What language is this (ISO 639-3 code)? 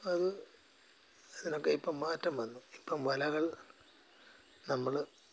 mal